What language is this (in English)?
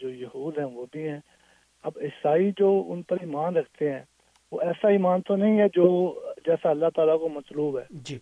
Urdu